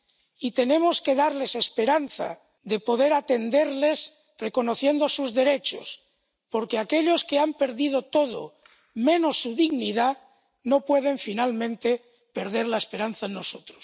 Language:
Spanish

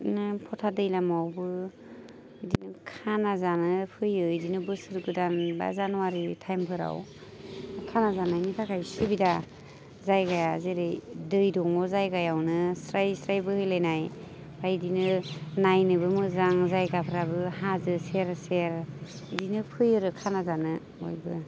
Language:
Bodo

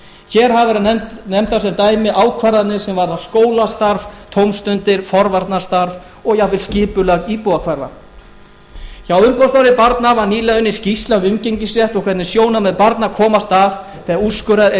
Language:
Icelandic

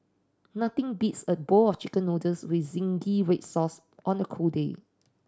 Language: English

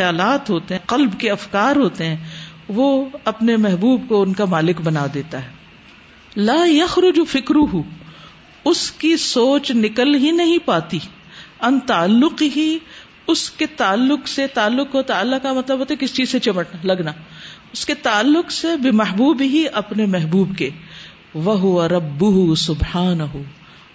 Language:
Urdu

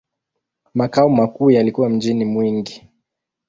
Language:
Swahili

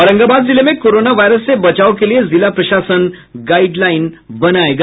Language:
Hindi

